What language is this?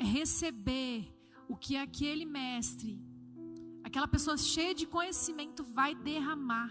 Portuguese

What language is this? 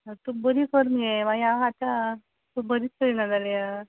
Konkani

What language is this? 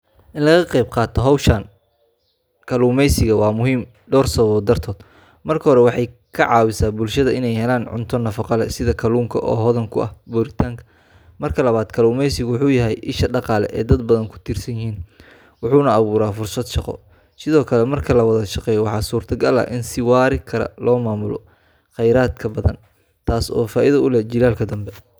Somali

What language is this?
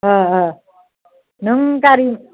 Bodo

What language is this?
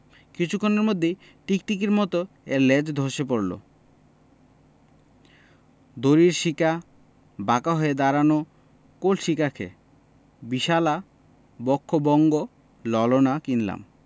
Bangla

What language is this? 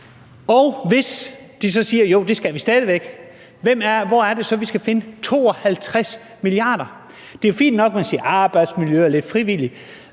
Danish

